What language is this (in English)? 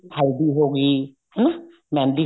Punjabi